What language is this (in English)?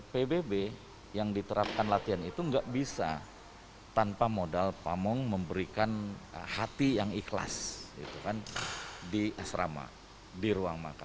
Indonesian